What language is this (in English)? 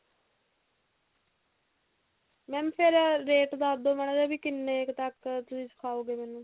Punjabi